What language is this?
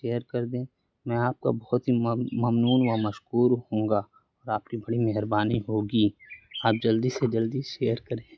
Urdu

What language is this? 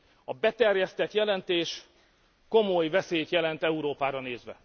Hungarian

